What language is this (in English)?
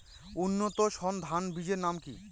Bangla